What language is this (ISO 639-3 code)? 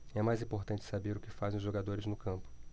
por